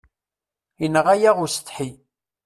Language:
Kabyle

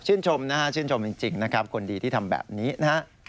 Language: Thai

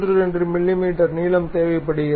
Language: Tamil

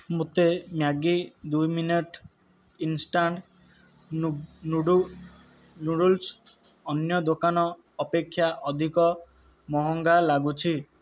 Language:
Odia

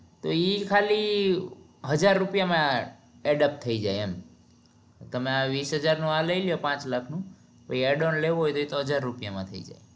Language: Gujarati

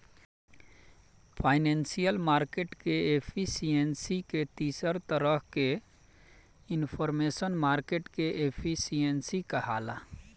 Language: Bhojpuri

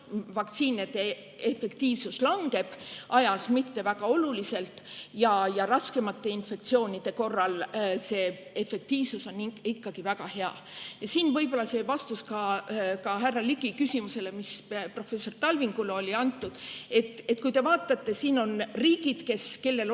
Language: Estonian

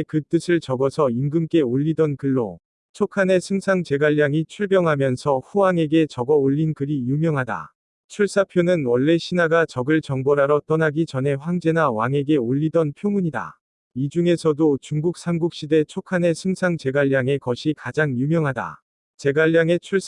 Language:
Korean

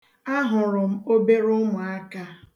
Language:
Igbo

